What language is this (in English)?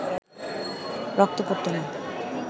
Bangla